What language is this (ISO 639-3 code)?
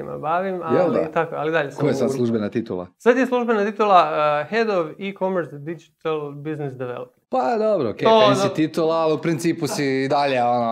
hrv